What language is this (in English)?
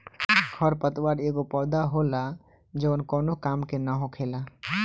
Bhojpuri